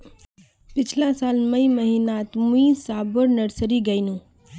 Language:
Magahi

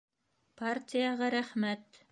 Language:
Bashkir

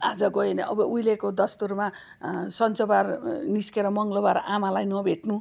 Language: Nepali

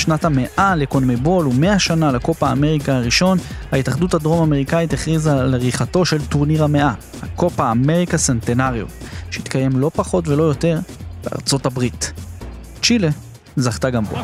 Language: Hebrew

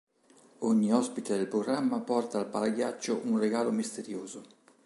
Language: Italian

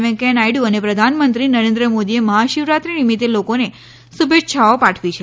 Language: Gujarati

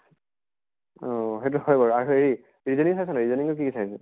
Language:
Assamese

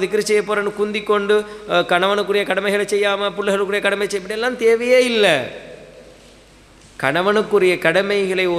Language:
Arabic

